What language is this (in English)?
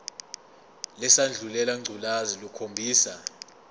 Zulu